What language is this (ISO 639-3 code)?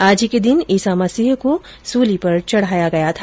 hin